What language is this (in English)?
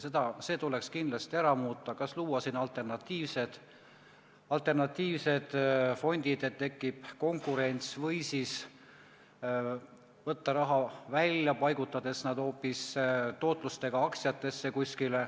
Estonian